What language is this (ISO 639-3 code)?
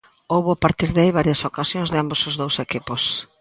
glg